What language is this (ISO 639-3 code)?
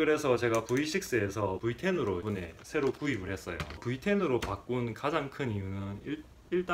kor